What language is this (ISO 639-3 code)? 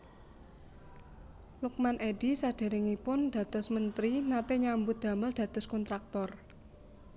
jav